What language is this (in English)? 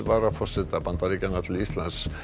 Icelandic